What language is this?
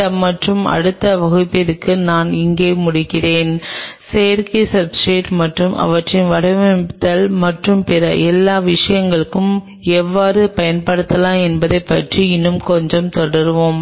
Tamil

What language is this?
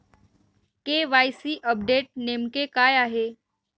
Marathi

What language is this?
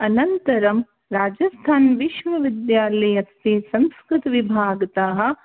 Sanskrit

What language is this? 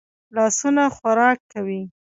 Pashto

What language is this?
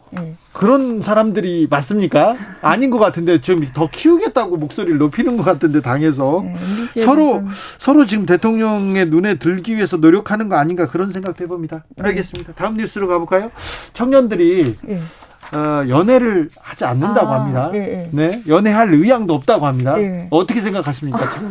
Korean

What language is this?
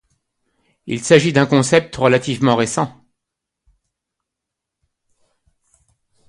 French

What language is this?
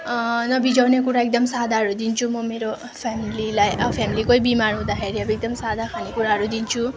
Nepali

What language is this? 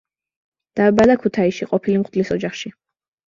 Georgian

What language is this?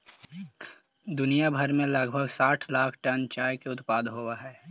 Magahi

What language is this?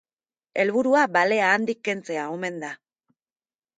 Basque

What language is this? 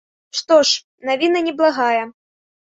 Belarusian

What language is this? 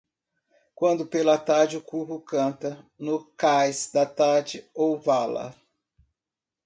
Portuguese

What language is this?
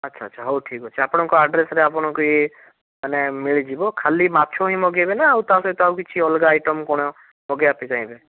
Odia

